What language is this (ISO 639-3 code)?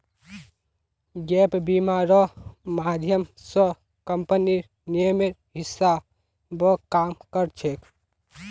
mag